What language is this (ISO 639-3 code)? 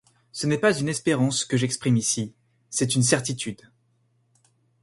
fra